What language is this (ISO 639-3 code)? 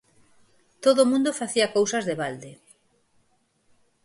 glg